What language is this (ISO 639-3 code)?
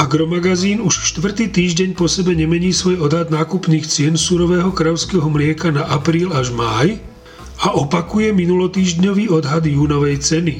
slk